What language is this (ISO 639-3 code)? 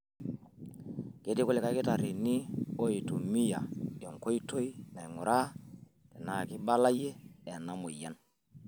mas